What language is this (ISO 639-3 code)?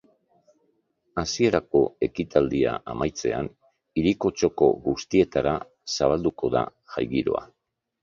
eus